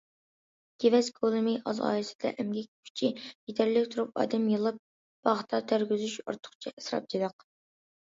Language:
Uyghur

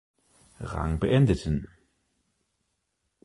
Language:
German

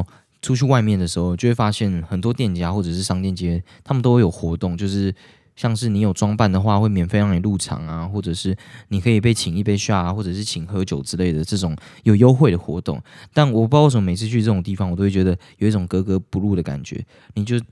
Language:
Chinese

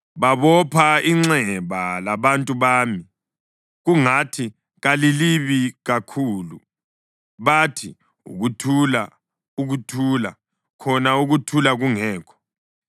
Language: North Ndebele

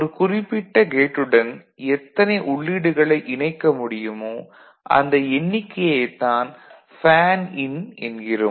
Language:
Tamil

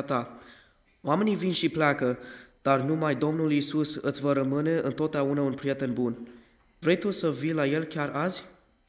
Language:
Romanian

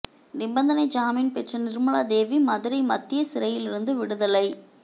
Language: Tamil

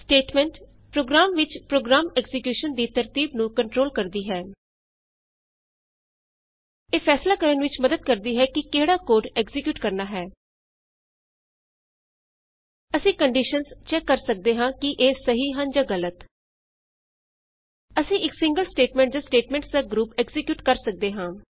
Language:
Punjabi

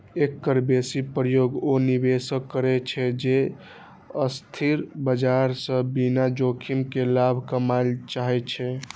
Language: Maithili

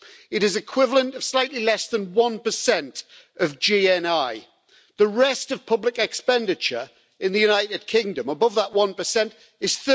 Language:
English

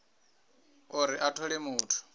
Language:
Venda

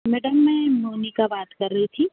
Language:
Hindi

